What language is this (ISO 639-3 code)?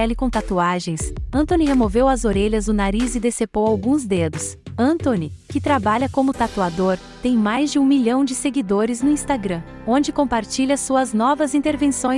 por